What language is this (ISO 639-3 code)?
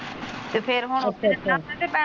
pan